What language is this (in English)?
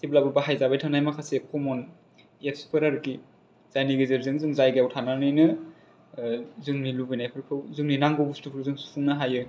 Bodo